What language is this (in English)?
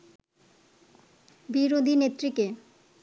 Bangla